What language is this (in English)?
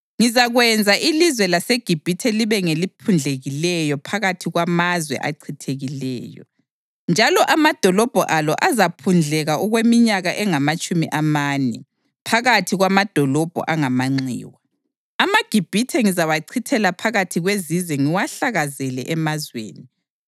North Ndebele